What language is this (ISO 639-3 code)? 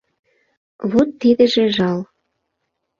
chm